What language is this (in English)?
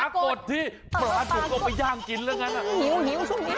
Thai